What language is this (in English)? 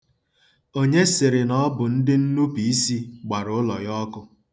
Igbo